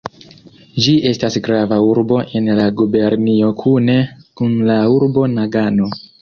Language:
Esperanto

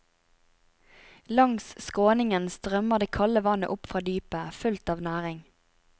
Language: Norwegian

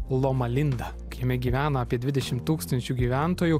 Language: Lithuanian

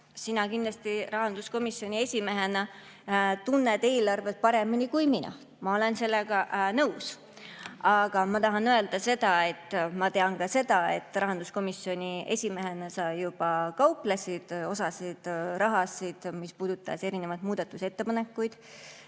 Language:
Estonian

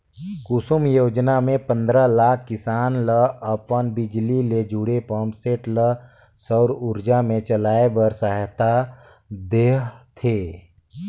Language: Chhattisgarhi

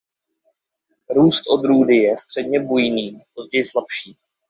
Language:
Czech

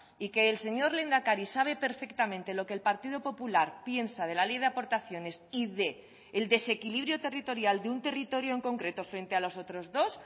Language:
Spanish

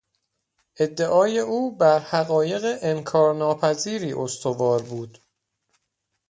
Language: Persian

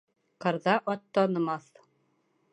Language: Bashkir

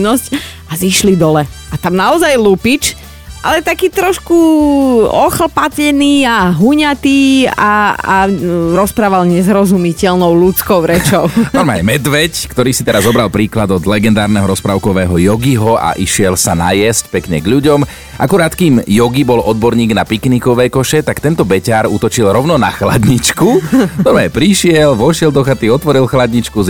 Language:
Slovak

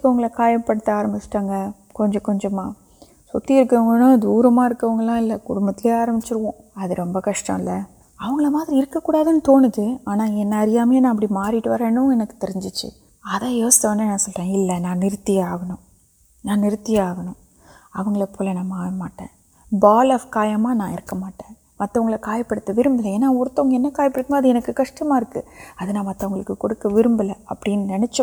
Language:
Urdu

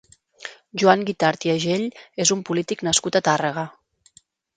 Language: Catalan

